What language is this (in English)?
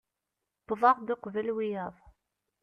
Kabyle